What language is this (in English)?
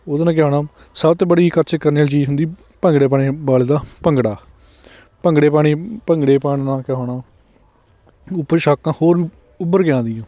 Punjabi